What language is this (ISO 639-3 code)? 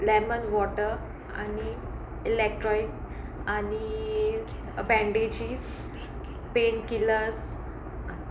kok